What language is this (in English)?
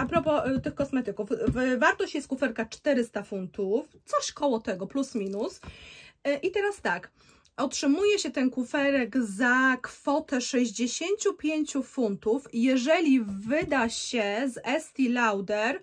Polish